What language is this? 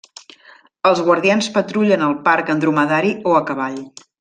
Catalan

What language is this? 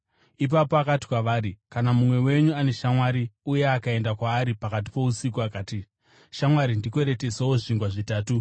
Shona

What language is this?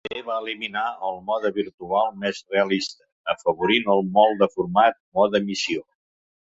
Catalan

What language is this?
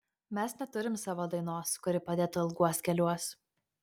Lithuanian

